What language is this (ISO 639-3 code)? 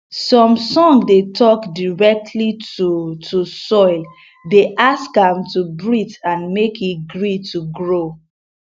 pcm